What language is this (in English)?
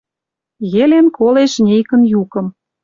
Western Mari